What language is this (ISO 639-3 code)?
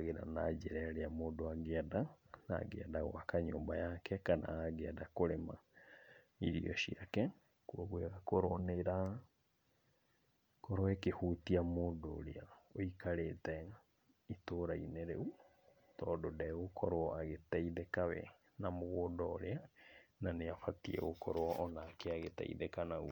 kik